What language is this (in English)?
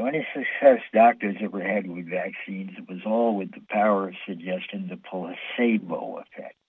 English